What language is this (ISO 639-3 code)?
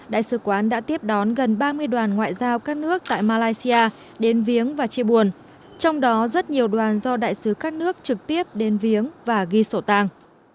vie